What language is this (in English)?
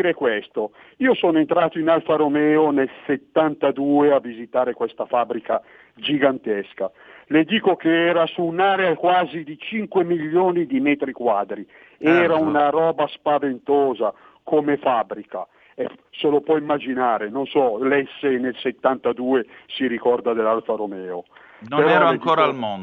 Italian